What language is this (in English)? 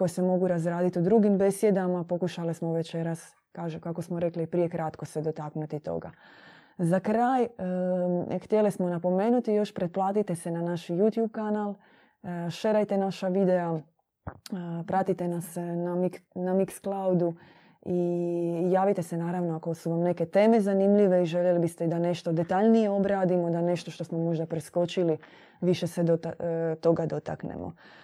Croatian